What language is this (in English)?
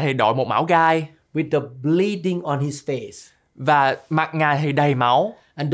Vietnamese